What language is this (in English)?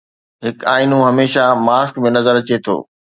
Sindhi